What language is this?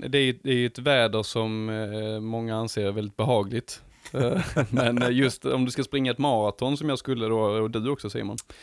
Swedish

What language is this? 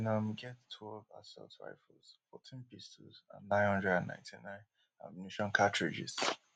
Nigerian Pidgin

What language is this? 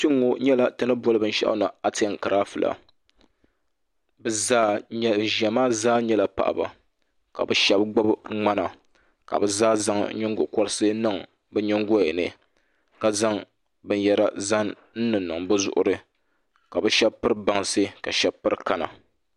Dagbani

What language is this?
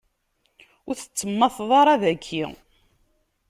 Kabyle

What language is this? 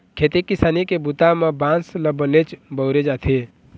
Chhattisgarhi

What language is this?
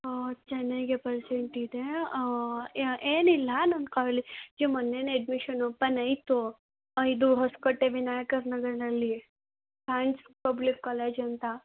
Kannada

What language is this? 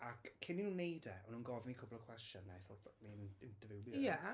Welsh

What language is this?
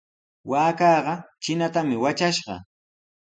Sihuas Ancash Quechua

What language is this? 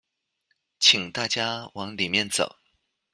Chinese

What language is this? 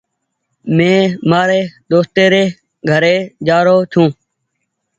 Goaria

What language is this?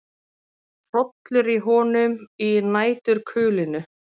Icelandic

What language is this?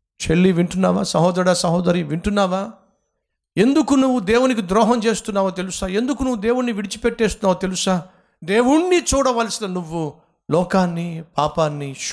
Telugu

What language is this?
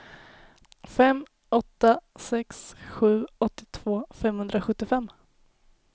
Swedish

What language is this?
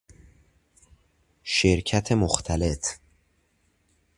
Persian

